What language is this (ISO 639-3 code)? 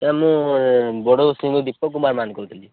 ori